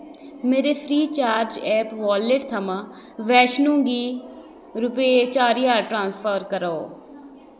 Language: Dogri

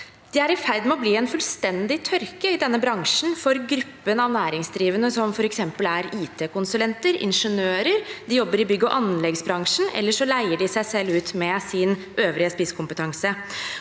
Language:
Norwegian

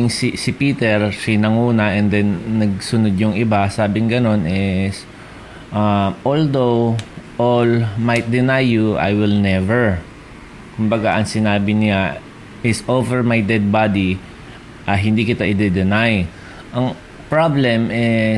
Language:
Filipino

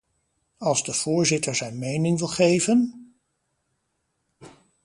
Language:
Dutch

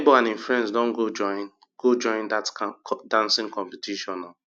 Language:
Nigerian Pidgin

